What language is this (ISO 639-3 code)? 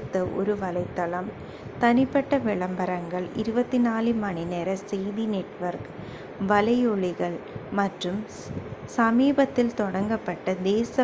tam